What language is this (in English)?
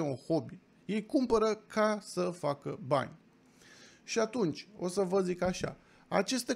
Romanian